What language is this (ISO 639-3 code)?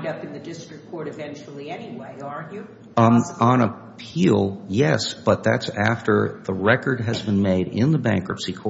eng